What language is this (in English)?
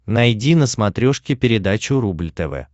Russian